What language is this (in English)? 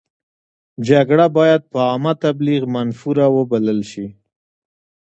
Pashto